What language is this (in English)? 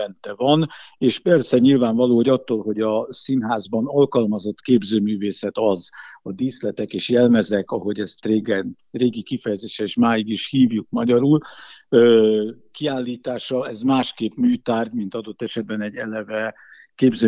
Hungarian